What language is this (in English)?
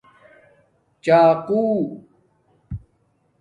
Domaaki